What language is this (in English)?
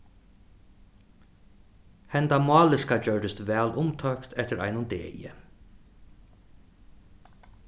Faroese